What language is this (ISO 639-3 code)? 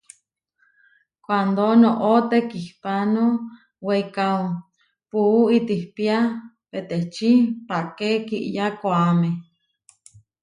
var